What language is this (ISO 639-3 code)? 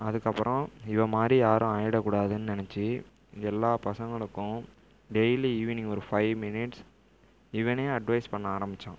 tam